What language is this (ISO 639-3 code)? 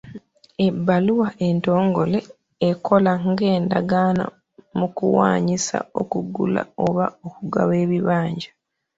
lug